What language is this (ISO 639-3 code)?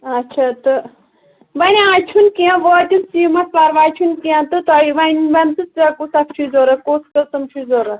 kas